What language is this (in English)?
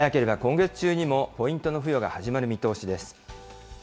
Japanese